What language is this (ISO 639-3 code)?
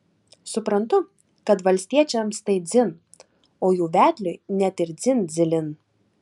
lit